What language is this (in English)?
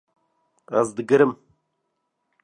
Kurdish